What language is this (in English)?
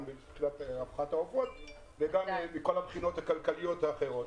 Hebrew